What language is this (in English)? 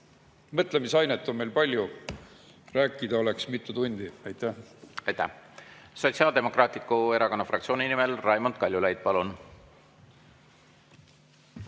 Estonian